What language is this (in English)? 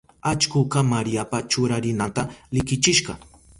Southern Pastaza Quechua